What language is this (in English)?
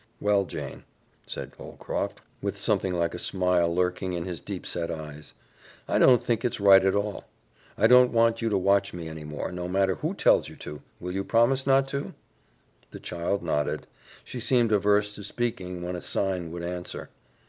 English